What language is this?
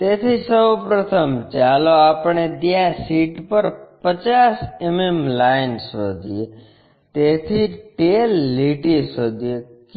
Gujarati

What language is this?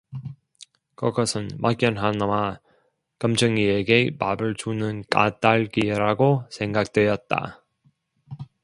Korean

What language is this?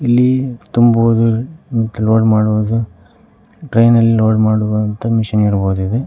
Kannada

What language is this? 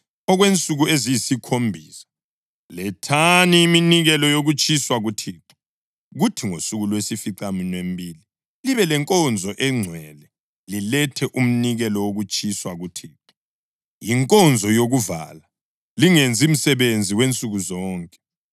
North Ndebele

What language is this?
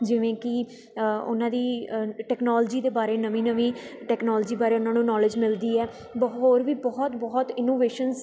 Punjabi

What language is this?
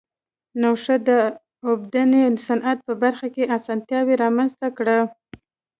Pashto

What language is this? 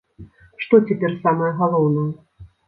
Belarusian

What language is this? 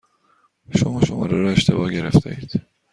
Persian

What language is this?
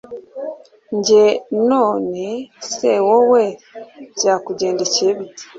Kinyarwanda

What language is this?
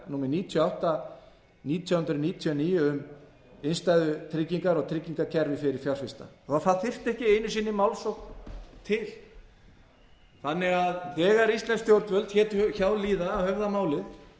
Icelandic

